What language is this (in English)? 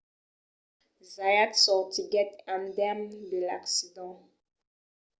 Occitan